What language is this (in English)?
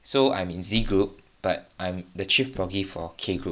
English